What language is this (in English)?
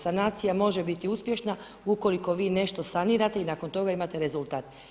Croatian